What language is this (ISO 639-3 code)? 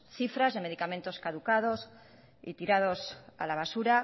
spa